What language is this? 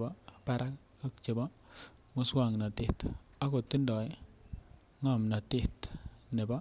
Kalenjin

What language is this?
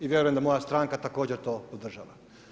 Croatian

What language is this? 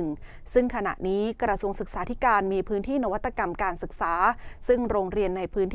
Thai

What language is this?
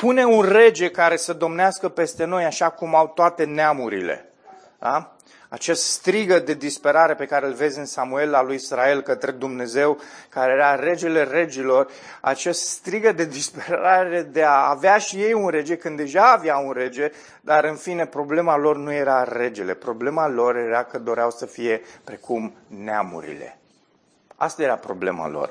Romanian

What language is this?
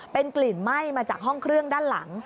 Thai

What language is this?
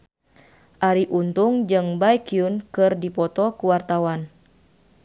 Sundanese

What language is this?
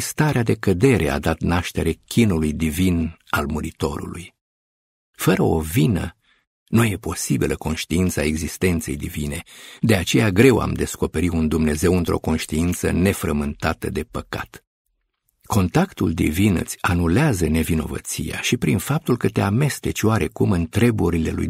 Romanian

